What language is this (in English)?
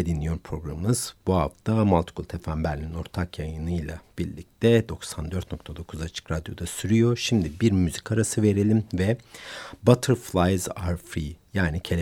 Turkish